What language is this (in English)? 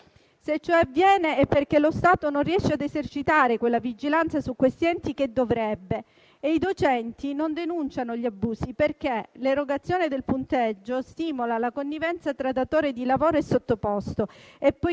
Italian